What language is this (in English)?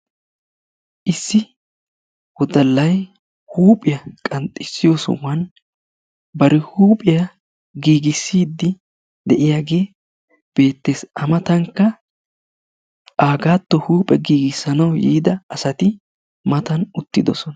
Wolaytta